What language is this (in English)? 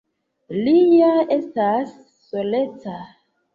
Esperanto